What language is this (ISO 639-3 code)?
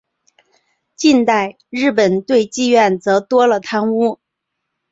zho